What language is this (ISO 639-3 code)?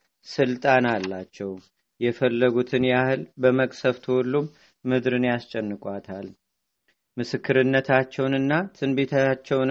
amh